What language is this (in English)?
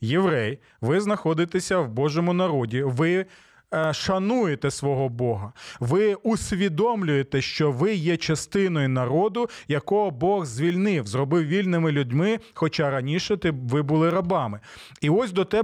Ukrainian